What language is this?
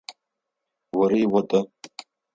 Adyghe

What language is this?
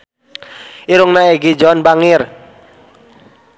Sundanese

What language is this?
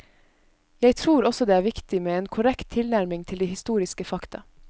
Norwegian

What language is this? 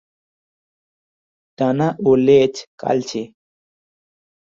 Bangla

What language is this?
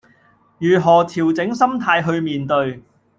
Cantonese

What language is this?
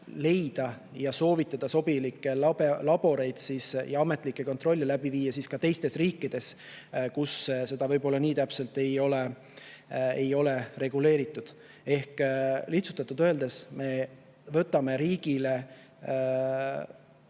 Estonian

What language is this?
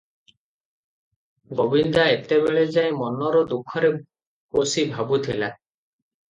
Odia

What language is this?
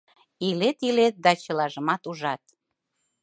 Mari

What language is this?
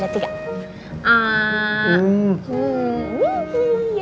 Indonesian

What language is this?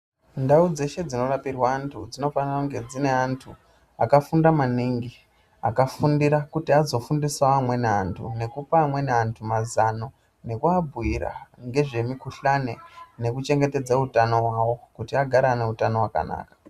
Ndau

